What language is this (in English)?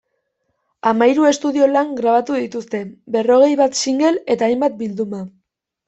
Basque